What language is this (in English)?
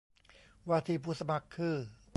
Thai